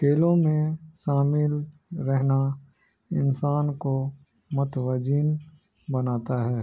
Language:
Urdu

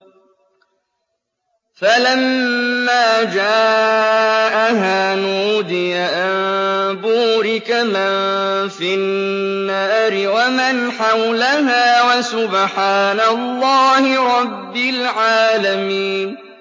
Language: Arabic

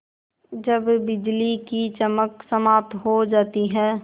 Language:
Hindi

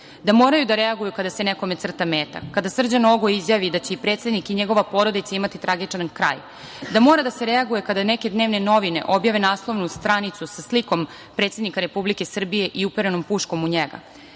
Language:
Serbian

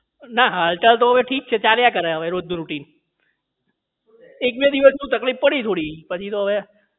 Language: Gujarati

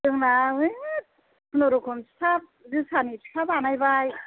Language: Bodo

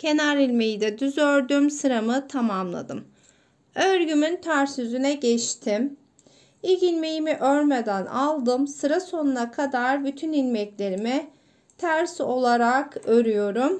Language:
Turkish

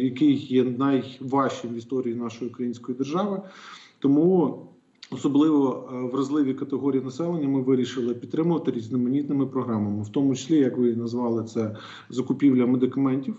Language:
Ukrainian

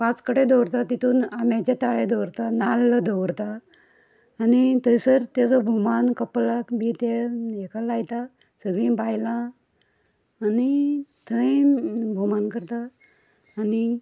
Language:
Konkani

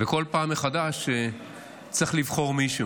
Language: Hebrew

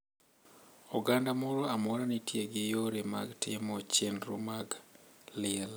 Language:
Luo (Kenya and Tanzania)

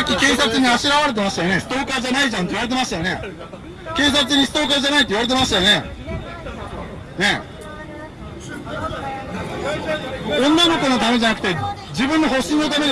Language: Japanese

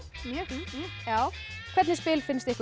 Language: Icelandic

